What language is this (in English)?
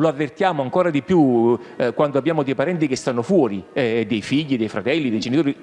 Italian